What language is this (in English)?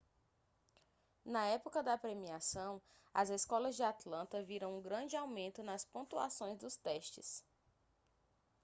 Portuguese